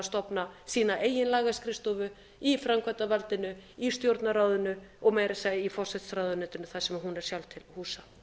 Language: Icelandic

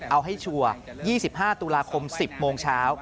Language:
Thai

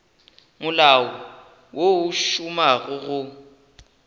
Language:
Northern Sotho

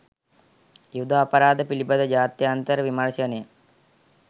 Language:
Sinhala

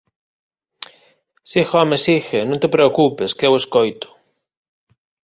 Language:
Galician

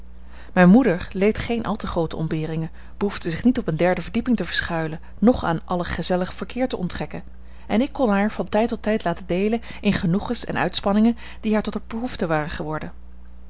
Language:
Dutch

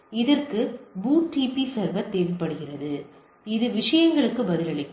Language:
Tamil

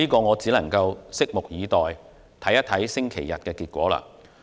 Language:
Cantonese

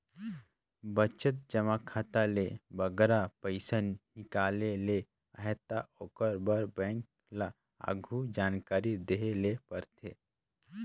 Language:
Chhattisgarhi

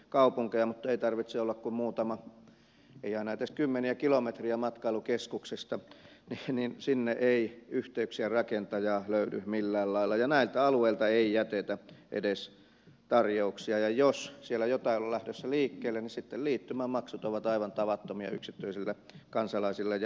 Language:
Finnish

